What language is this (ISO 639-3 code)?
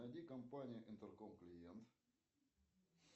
rus